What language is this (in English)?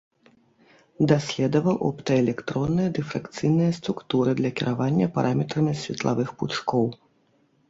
Belarusian